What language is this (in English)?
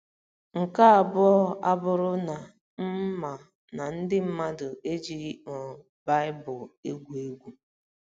Igbo